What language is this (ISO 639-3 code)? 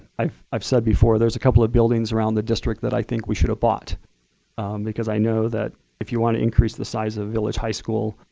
eng